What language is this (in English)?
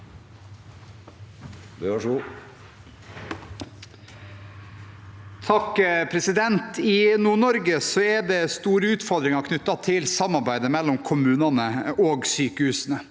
Norwegian